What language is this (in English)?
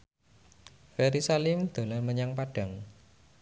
Javanese